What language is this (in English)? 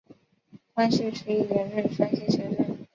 Chinese